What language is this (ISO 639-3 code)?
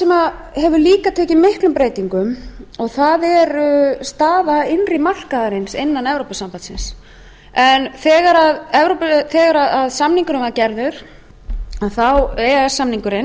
isl